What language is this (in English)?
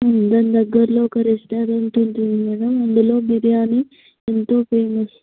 Telugu